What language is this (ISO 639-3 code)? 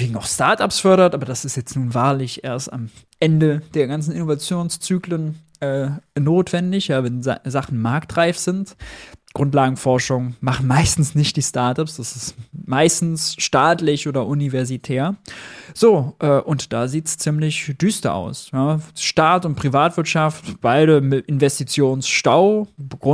deu